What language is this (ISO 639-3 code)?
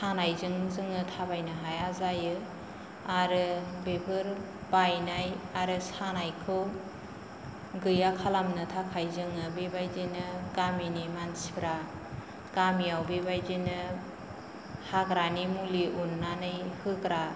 brx